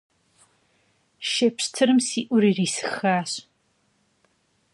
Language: Kabardian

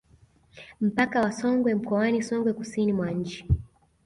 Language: Swahili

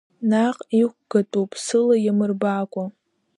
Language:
Abkhazian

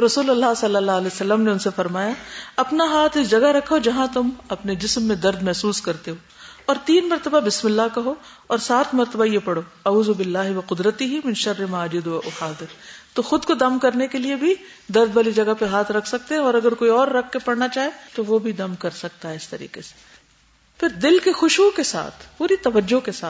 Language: Urdu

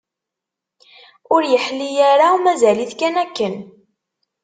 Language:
Kabyle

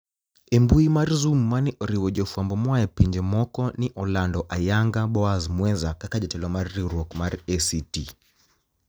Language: Luo (Kenya and Tanzania)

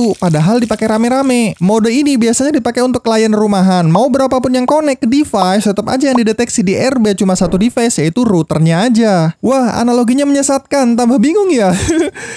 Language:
Indonesian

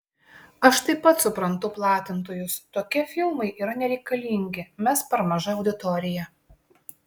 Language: Lithuanian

